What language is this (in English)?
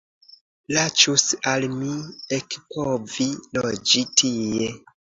Esperanto